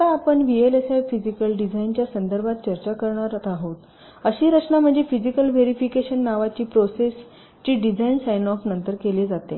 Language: Marathi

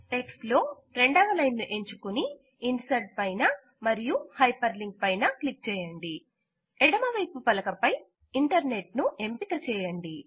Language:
Telugu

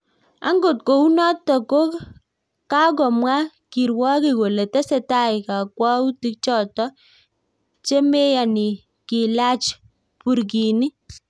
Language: Kalenjin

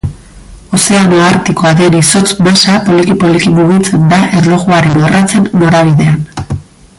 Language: Basque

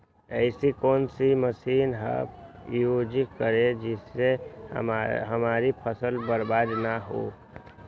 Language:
Magahi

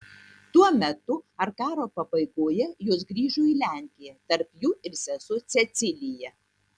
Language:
Lithuanian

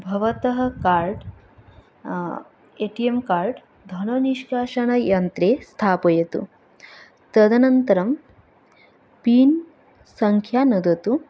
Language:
Sanskrit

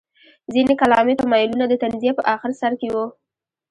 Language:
Pashto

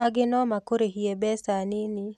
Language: Kikuyu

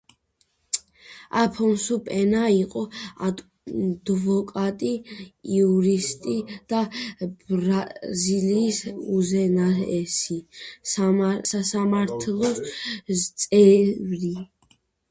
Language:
Georgian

